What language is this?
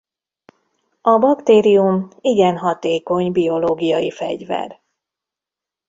Hungarian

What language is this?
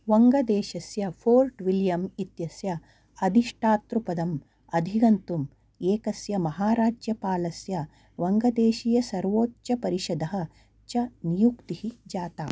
Sanskrit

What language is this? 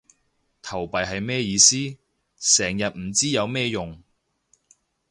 Cantonese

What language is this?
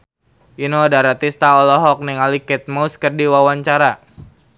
Sundanese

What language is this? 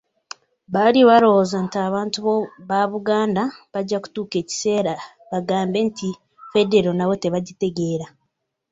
Ganda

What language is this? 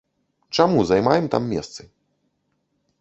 Belarusian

